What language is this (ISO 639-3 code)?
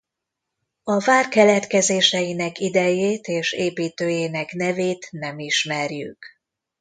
hun